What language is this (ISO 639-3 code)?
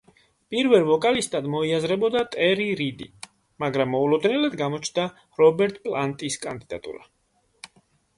kat